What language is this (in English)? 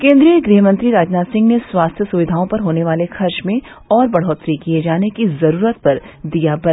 Hindi